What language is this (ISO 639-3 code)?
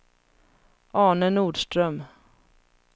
swe